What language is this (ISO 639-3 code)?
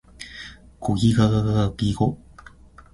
jpn